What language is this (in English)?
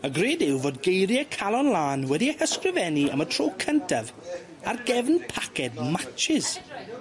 Welsh